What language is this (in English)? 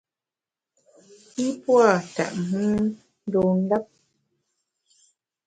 Bamun